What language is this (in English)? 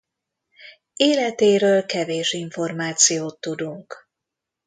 Hungarian